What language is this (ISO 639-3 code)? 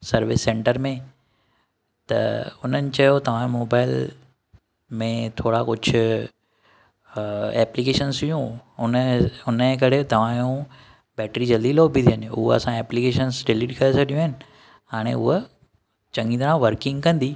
snd